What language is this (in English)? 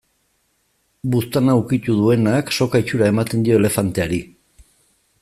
Basque